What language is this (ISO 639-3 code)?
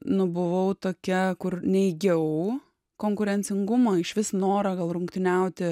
lit